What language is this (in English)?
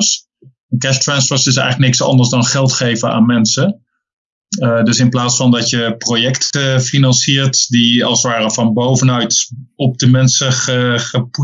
Dutch